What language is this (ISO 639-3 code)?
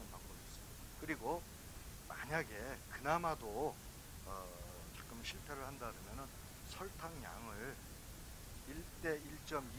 kor